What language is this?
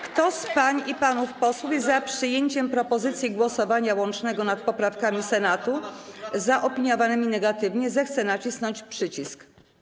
Polish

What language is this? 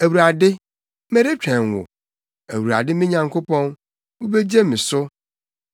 Akan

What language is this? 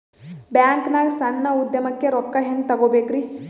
Kannada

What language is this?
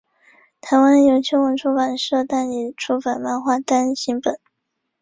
Chinese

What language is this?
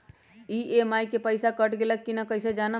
Magahi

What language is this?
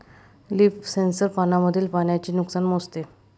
Marathi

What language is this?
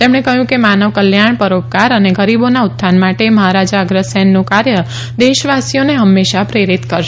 Gujarati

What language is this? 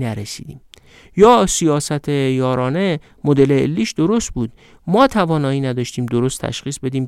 Persian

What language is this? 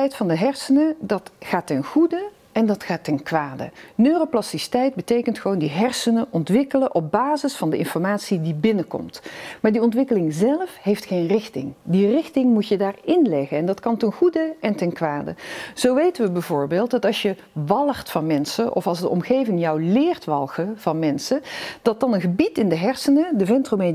Dutch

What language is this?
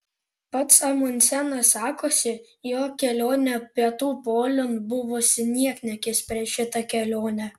Lithuanian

